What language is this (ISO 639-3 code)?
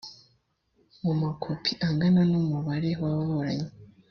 kin